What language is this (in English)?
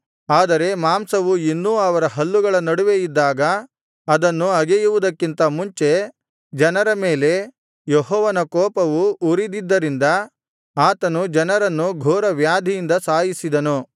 Kannada